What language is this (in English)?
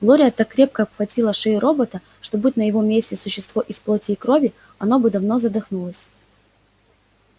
Russian